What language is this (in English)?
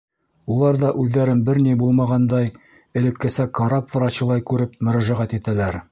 Bashkir